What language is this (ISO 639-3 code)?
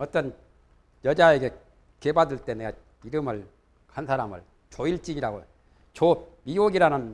kor